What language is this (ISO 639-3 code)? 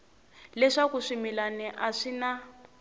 tso